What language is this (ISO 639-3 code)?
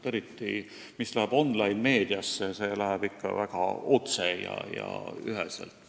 est